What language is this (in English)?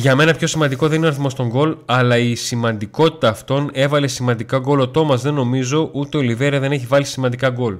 Greek